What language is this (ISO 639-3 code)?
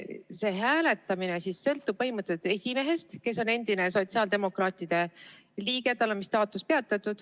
est